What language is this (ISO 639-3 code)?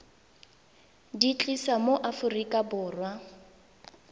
tsn